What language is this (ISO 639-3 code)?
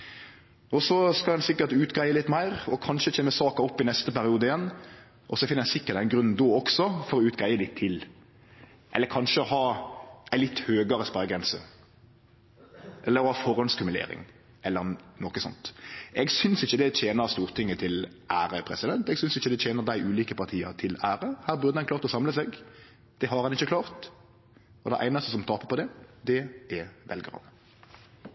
nno